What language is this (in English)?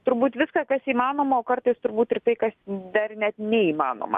Lithuanian